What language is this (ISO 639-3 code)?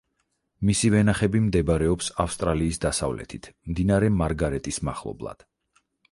kat